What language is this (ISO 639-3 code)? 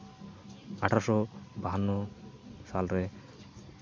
sat